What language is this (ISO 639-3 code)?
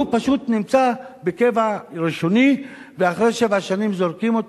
heb